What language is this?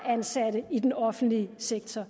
Danish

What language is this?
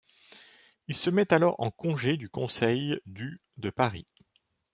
French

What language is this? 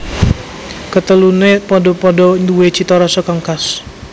Javanese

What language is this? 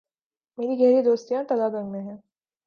Urdu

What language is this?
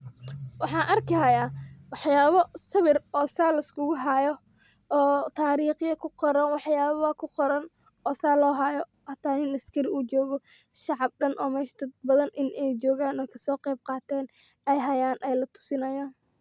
Somali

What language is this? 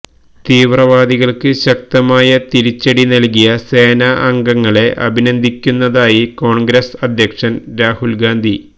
Malayalam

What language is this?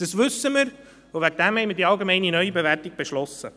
Swiss German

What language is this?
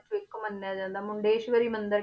Punjabi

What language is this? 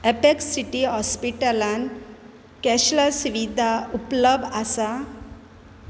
Konkani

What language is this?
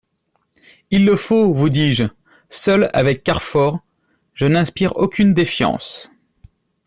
French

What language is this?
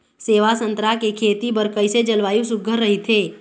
Chhattisgarhi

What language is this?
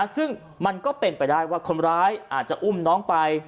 Thai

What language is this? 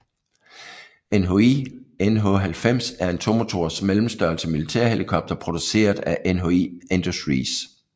Danish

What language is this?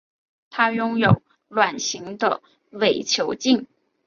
Chinese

